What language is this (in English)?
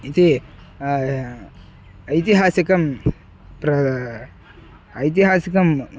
Sanskrit